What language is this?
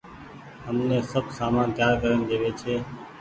Goaria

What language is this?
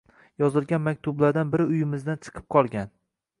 Uzbek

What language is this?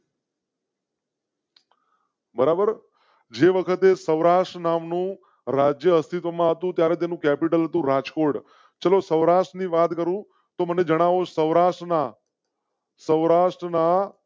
Gujarati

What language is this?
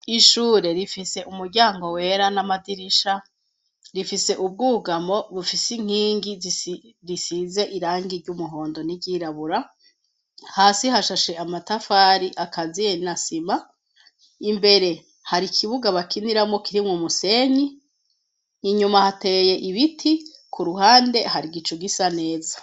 Rundi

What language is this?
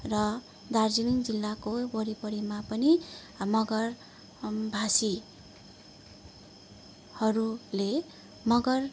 Nepali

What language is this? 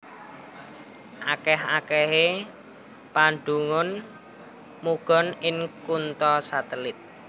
Javanese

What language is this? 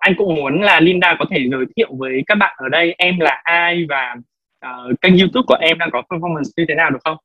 Vietnamese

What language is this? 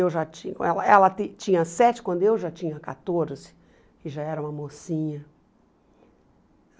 Portuguese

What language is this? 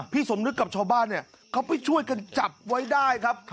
Thai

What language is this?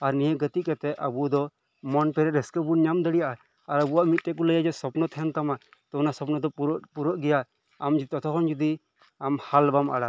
Santali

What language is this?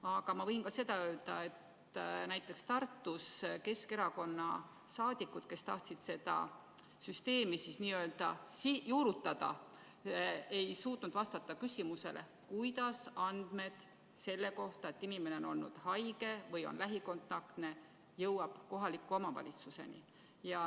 Estonian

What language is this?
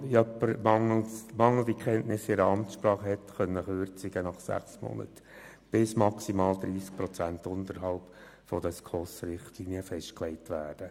Swiss German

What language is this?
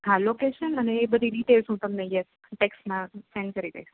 Gujarati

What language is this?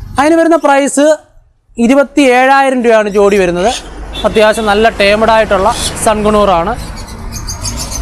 Turkish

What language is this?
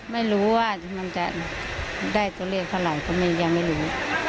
Thai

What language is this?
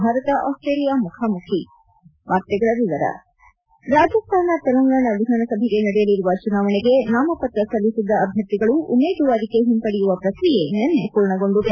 Kannada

